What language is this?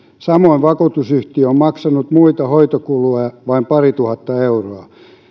Finnish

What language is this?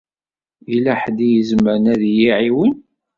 Kabyle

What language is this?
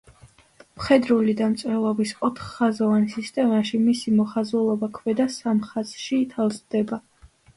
Georgian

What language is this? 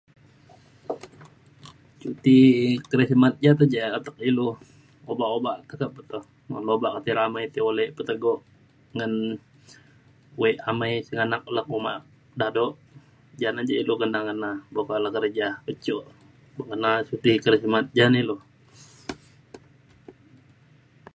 Mainstream Kenyah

